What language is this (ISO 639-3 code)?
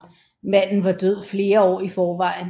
dan